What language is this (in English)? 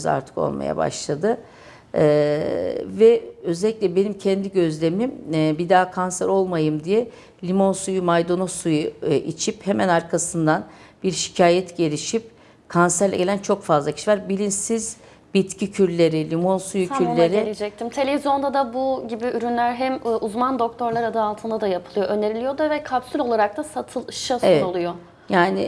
Turkish